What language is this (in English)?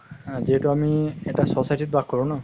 Assamese